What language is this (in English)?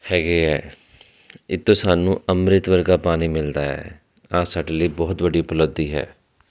Punjabi